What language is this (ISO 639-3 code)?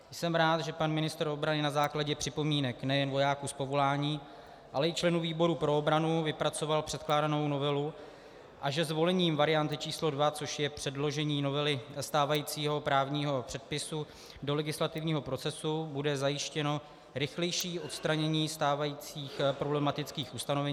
ces